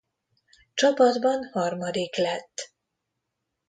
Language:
Hungarian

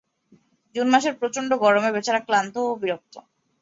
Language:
Bangla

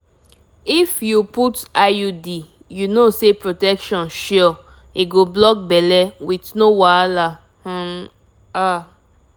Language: Nigerian Pidgin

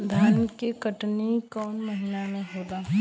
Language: Bhojpuri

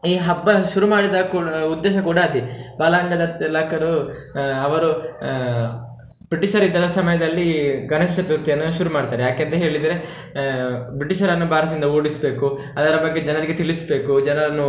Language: Kannada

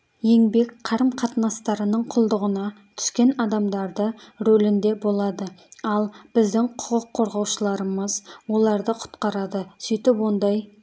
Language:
Kazakh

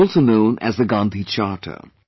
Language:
English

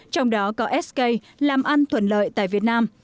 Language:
Vietnamese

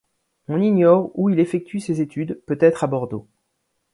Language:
French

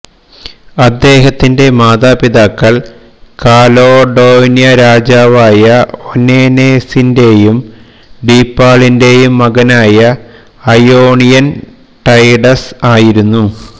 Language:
Malayalam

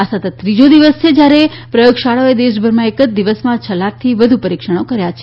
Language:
Gujarati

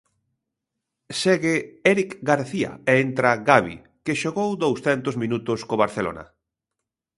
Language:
Galician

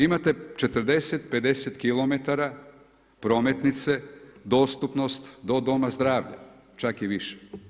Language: Croatian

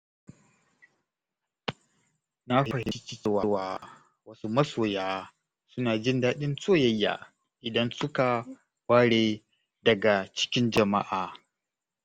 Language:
Hausa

